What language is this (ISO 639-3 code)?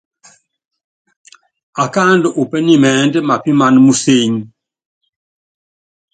yav